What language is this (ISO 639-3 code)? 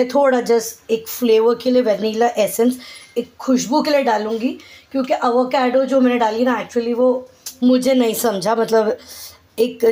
hin